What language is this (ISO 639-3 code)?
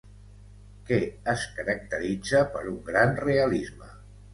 cat